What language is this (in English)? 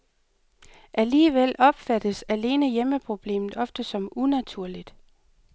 Danish